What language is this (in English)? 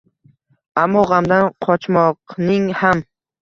Uzbek